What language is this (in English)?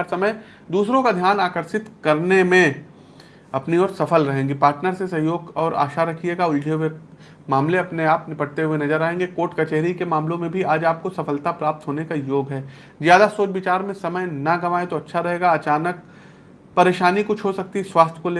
Hindi